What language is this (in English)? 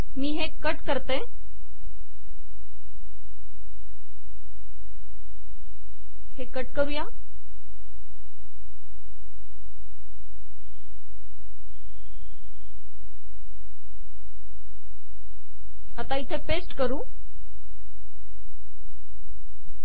Marathi